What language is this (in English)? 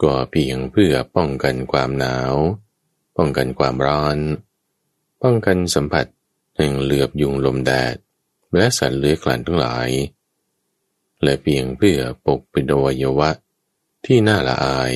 Thai